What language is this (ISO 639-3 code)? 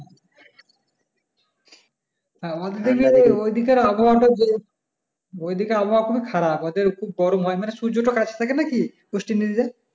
ben